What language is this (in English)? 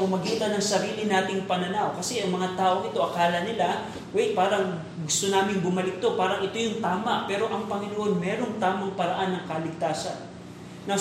Filipino